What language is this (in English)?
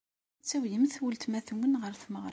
Kabyle